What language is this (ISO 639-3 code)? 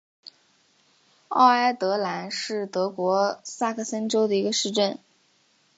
zho